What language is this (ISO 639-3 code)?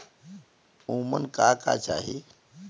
bho